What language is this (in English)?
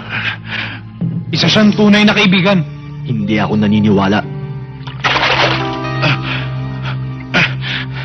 Filipino